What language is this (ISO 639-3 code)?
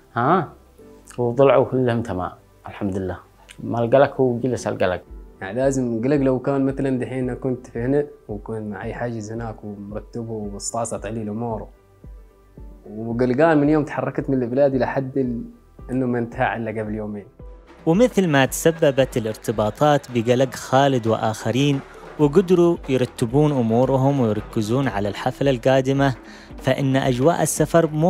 ara